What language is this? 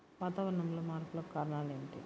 Telugu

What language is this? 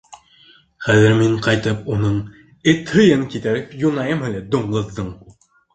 Bashkir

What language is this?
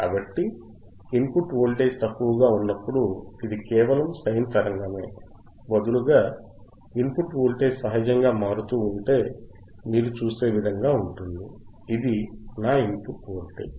Telugu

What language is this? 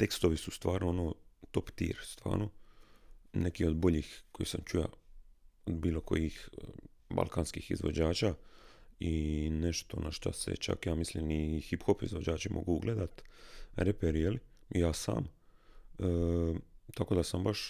Croatian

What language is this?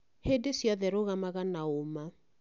Kikuyu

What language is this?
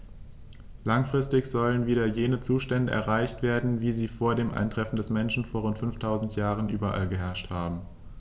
German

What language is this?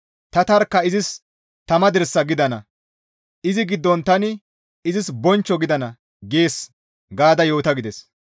Gamo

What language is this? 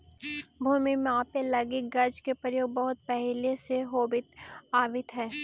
Magahi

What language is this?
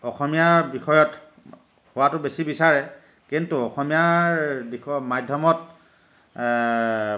Assamese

